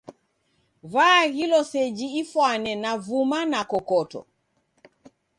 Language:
Taita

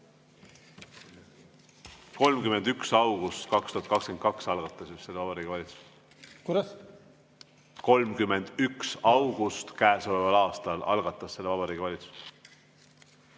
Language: Estonian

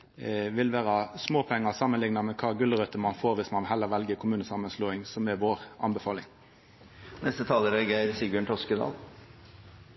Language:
Norwegian Nynorsk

